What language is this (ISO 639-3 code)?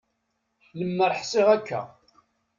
kab